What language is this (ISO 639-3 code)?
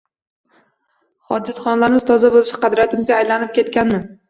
uzb